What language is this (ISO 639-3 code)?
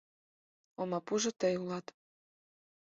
chm